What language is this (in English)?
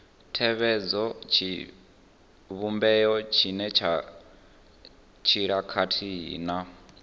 Venda